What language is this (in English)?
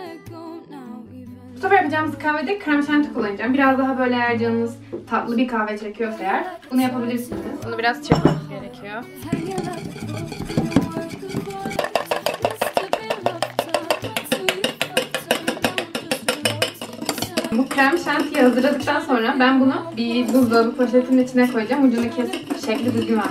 Turkish